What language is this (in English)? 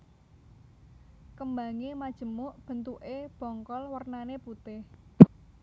Javanese